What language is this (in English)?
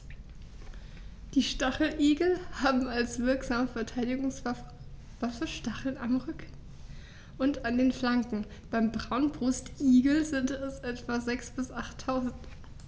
German